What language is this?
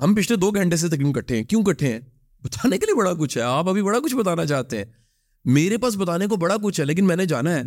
Urdu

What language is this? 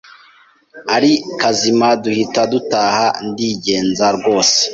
Kinyarwanda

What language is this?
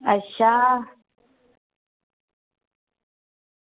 Dogri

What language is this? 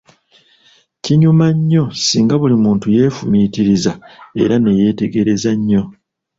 Ganda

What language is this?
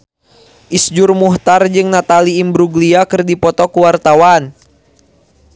Sundanese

